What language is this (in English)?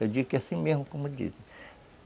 Portuguese